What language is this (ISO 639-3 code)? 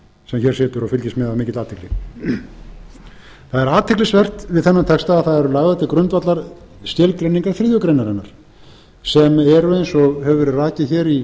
isl